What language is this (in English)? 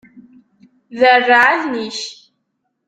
Kabyle